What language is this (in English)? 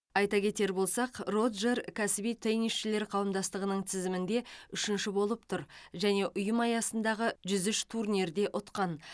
Kazakh